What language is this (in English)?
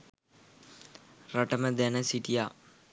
Sinhala